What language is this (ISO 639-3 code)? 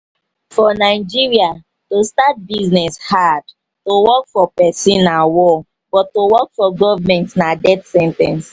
pcm